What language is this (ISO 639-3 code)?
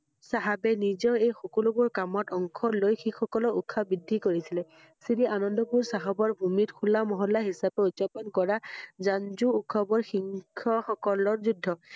asm